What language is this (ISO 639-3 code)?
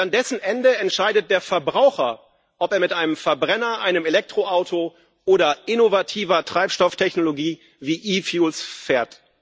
deu